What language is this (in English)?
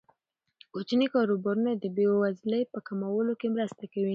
Pashto